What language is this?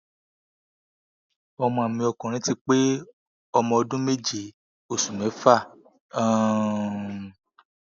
Yoruba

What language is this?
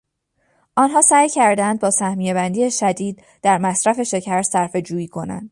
Persian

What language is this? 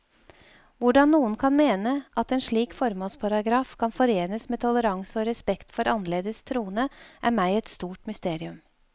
Norwegian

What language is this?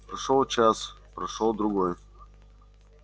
Russian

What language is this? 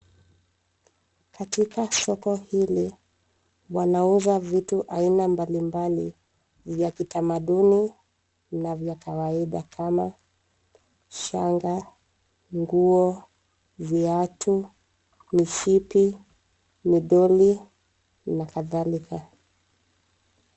Swahili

